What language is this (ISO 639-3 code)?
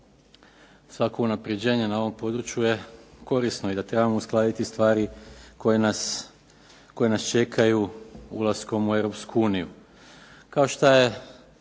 hrv